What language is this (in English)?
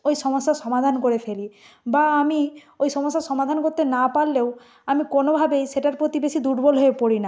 Bangla